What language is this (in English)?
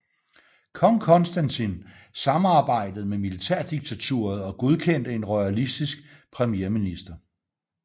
Danish